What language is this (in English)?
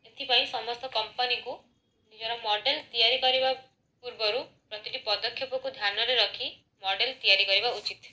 Odia